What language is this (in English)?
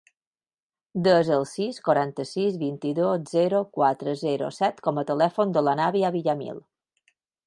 Catalan